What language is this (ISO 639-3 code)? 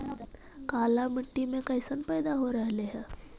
mag